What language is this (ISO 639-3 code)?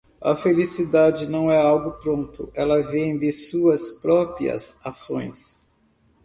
por